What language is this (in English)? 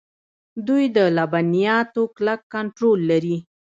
Pashto